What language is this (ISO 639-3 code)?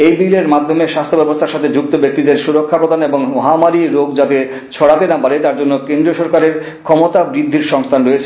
ben